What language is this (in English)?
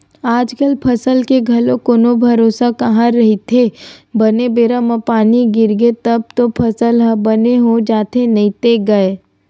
Chhattisgarhi